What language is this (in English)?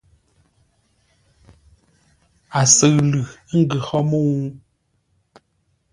Ngombale